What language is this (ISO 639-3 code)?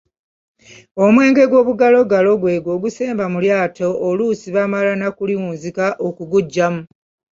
lug